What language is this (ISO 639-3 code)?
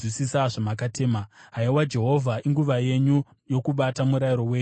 sna